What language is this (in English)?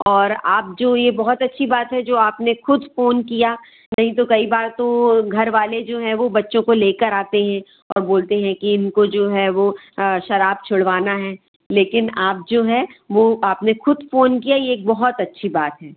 Hindi